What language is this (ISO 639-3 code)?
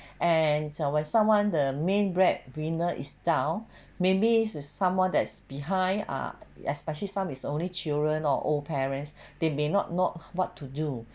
eng